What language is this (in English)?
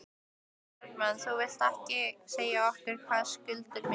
Icelandic